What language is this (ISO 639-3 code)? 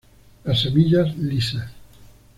spa